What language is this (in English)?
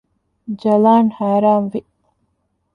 Divehi